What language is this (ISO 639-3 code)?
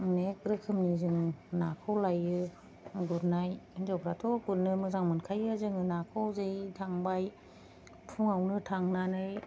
brx